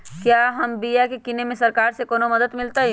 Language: Magahi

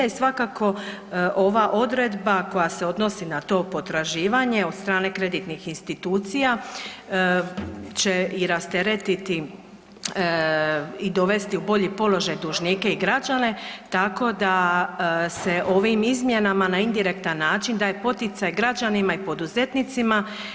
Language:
Croatian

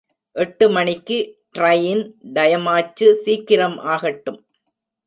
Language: Tamil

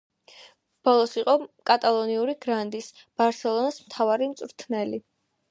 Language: Georgian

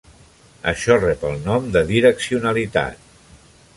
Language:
Catalan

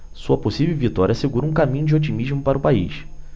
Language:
Portuguese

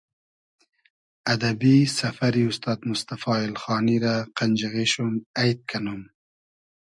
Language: Hazaragi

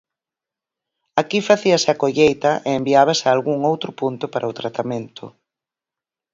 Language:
Galician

